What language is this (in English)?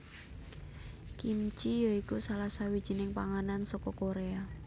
Javanese